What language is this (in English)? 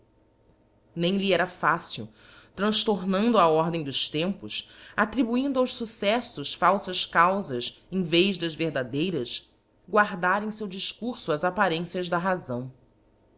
Portuguese